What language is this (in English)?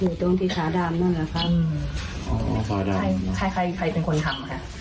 Thai